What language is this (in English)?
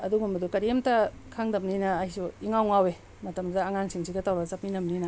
Manipuri